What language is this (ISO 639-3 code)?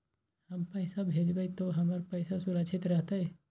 mag